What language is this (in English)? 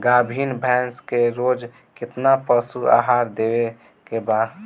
Bhojpuri